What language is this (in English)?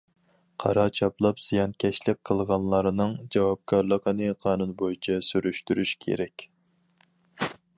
Uyghur